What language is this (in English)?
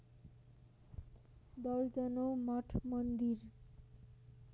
Nepali